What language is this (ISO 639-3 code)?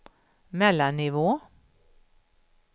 swe